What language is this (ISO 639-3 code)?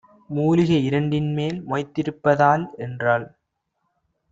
tam